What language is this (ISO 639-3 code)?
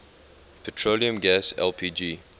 eng